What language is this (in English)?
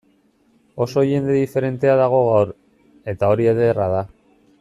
Basque